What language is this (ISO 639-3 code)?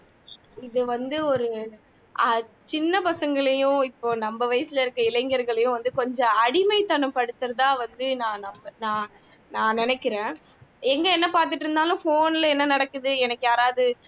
tam